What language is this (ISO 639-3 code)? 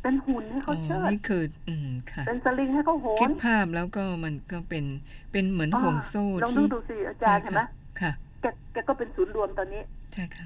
tha